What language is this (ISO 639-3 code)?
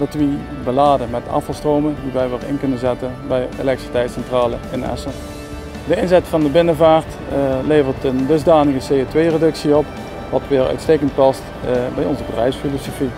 nld